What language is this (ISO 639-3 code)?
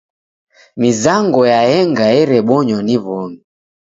dav